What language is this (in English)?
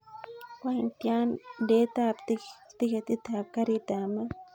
Kalenjin